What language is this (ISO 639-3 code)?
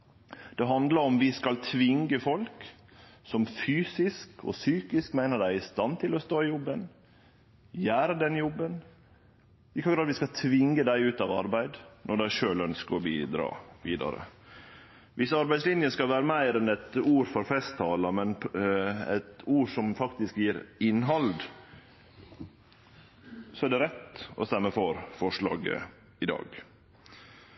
nno